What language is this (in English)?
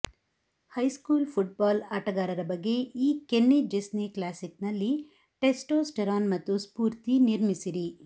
Kannada